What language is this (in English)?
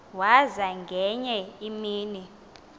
Xhosa